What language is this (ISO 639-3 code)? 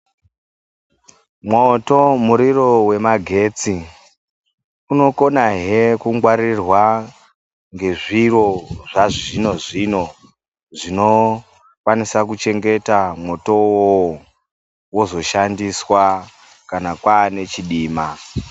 ndc